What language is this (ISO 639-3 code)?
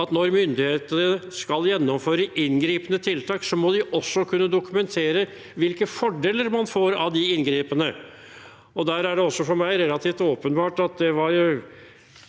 nor